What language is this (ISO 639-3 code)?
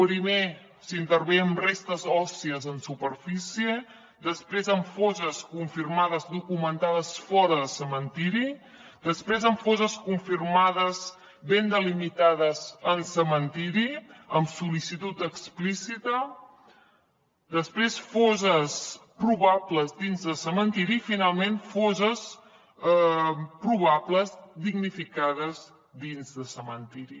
cat